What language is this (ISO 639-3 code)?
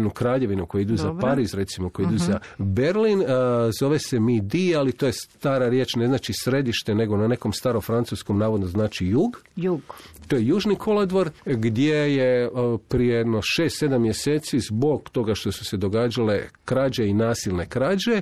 hrv